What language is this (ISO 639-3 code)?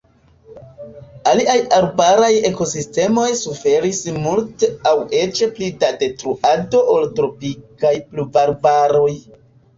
epo